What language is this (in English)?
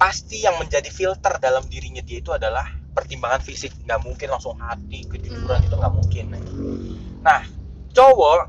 Indonesian